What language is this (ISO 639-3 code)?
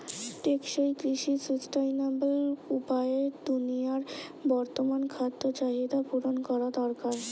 ben